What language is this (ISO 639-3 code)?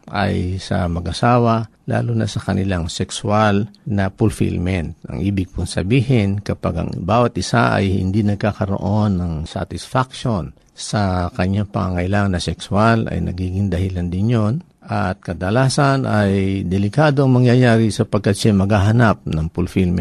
fil